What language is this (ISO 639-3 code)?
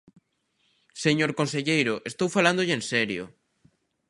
glg